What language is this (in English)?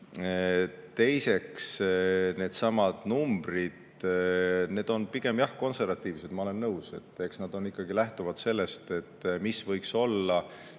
Estonian